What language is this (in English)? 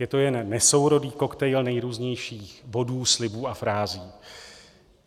Czech